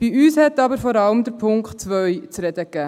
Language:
Swiss German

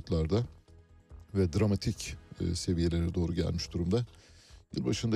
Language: Turkish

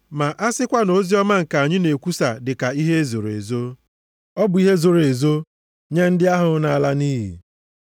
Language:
Igbo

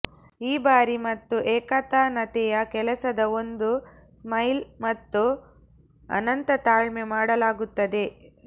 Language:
Kannada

